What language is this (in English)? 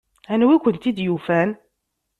Kabyle